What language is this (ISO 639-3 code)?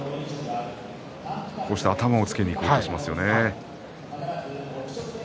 jpn